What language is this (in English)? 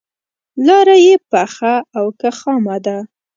Pashto